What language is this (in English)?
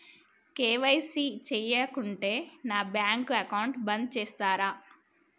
Telugu